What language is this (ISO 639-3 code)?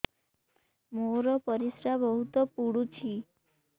ori